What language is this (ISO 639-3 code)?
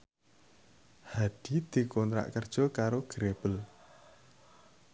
jav